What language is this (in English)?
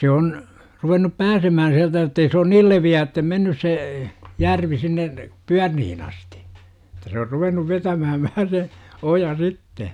Finnish